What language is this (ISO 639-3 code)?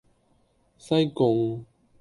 yue